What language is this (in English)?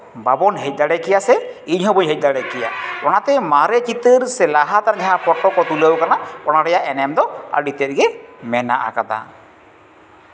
Santali